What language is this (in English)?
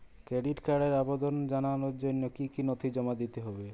Bangla